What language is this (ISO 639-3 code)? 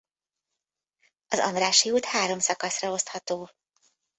hun